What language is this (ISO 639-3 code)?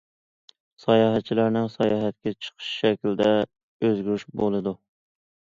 uig